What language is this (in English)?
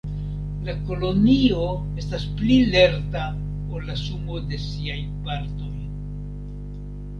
Esperanto